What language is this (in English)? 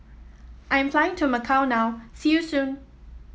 English